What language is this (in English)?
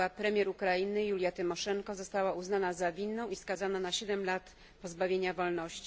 Polish